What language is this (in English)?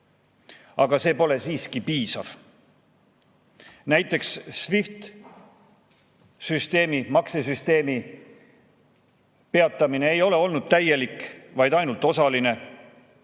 Estonian